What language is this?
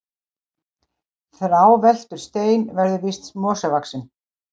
Icelandic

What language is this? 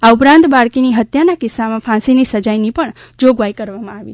Gujarati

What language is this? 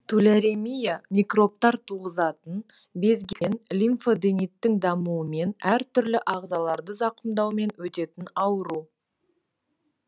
Kazakh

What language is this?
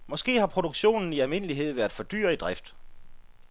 Danish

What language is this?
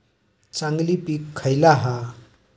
Marathi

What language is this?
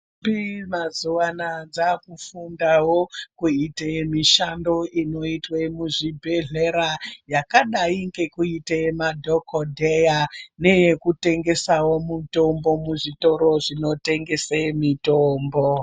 Ndau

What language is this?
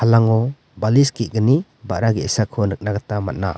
Garo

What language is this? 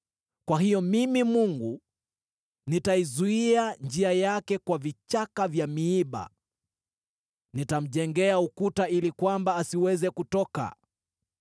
Swahili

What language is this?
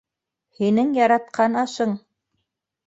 Bashkir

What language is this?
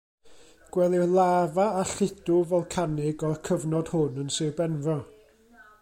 Welsh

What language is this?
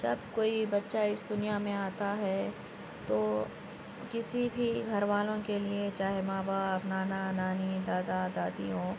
Urdu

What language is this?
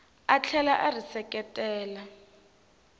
Tsonga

